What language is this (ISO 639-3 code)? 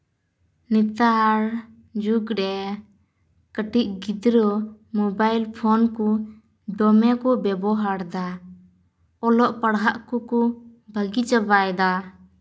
sat